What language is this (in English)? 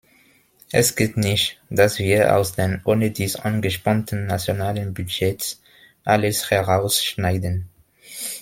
German